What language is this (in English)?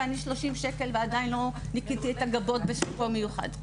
Hebrew